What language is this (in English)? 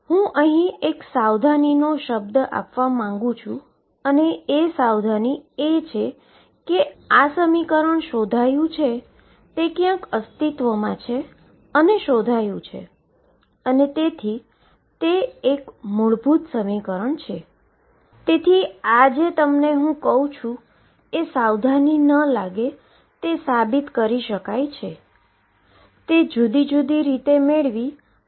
Gujarati